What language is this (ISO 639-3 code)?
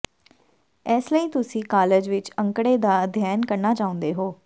pan